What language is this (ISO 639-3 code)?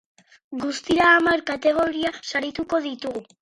eus